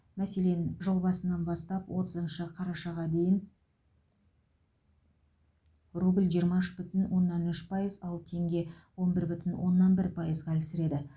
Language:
Kazakh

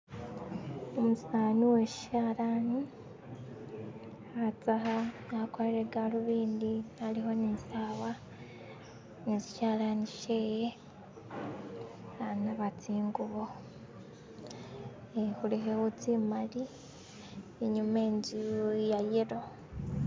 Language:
Masaaba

